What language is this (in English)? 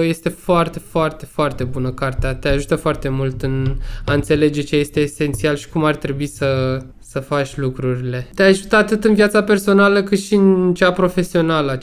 Romanian